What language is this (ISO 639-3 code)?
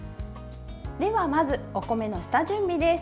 jpn